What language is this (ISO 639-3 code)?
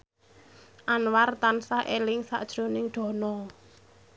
jav